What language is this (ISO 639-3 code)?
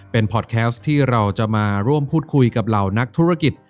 tha